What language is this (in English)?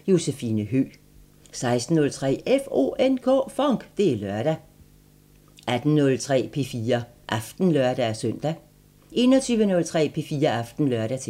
Danish